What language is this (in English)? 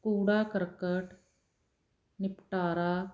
Punjabi